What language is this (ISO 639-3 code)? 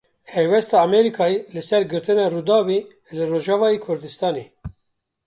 kur